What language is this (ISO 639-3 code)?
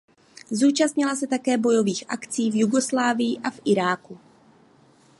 ces